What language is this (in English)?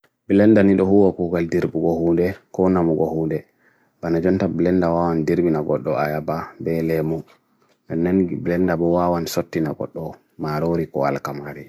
Bagirmi Fulfulde